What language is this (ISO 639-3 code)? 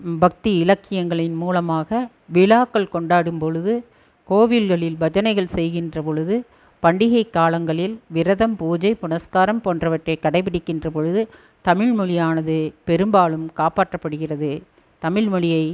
tam